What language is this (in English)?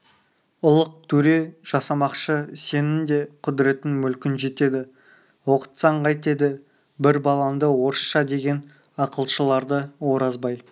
Kazakh